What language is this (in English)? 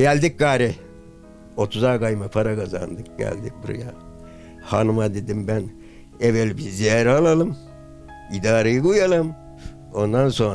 Turkish